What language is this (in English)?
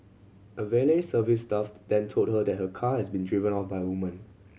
English